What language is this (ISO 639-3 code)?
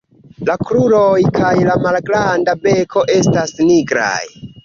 epo